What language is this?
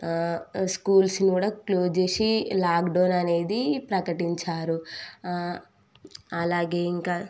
Telugu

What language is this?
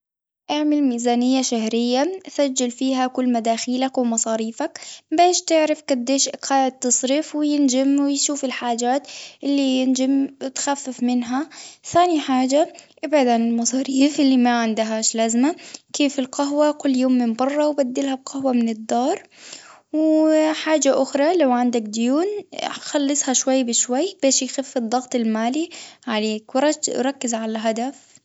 Tunisian Arabic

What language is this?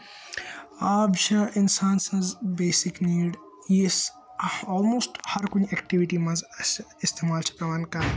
Kashmiri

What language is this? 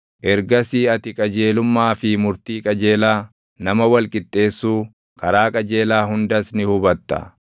Oromo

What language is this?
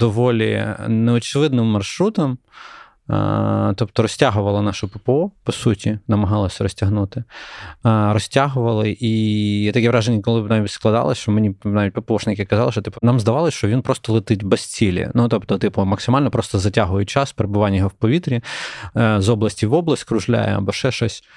Ukrainian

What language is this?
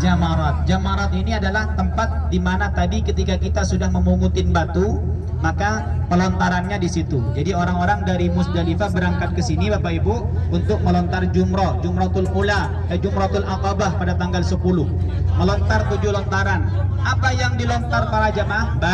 Indonesian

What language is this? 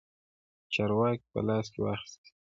Pashto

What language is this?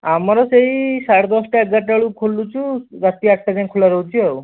Odia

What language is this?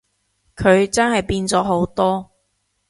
Cantonese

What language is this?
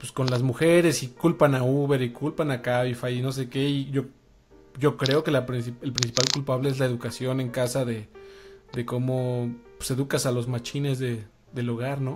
Spanish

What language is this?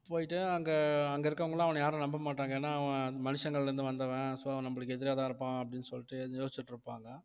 Tamil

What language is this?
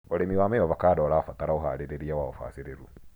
Kikuyu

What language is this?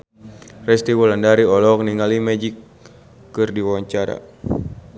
Sundanese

